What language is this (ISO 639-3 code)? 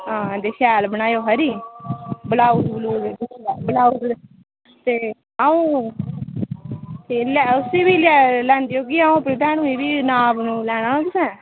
doi